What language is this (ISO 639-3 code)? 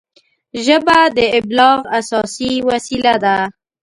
pus